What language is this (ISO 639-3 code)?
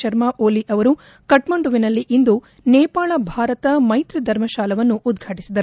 kan